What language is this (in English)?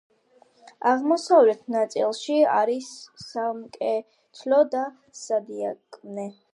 Georgian